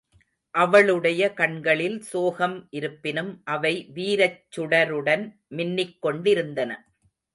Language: Tamil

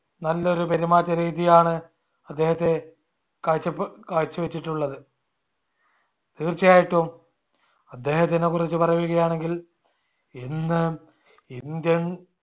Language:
Malayalam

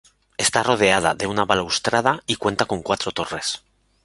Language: Spanish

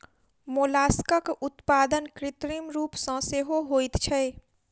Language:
Maithili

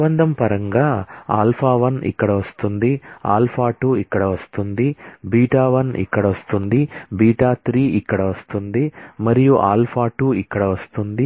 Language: Telugu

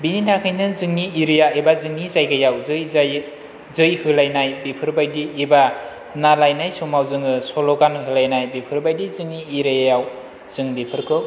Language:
Bodo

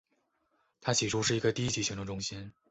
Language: Chinese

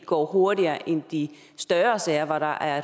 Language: Danish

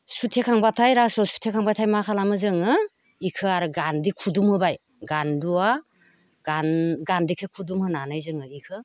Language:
Bodo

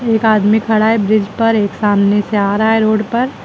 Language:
Hindi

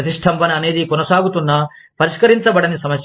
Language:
Telugu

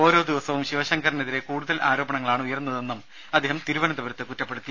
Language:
Malayalam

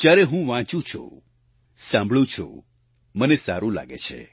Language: Gujarati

